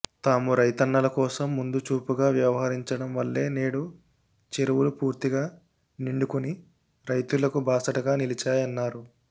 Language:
Telugu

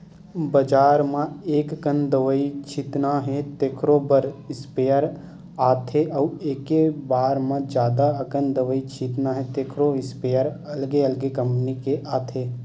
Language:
Chhattisgarhi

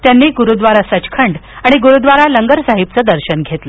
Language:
Marathi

